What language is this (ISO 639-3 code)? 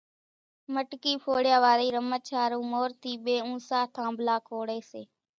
gjk